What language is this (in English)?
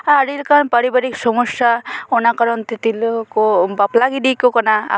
Santali